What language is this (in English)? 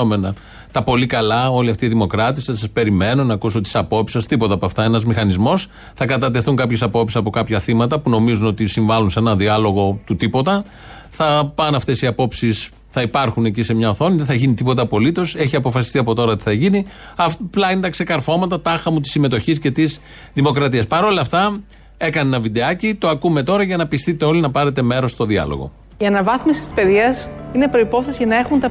Greek